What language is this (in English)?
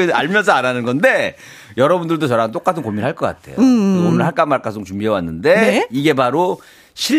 Korean